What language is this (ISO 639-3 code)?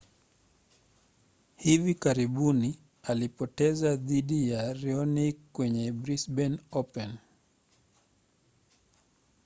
swa